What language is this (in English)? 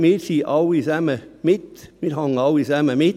Swiss German